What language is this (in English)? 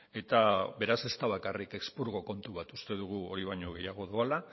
Basque